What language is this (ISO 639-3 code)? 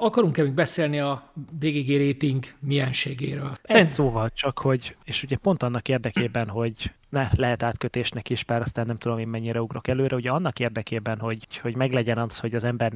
hun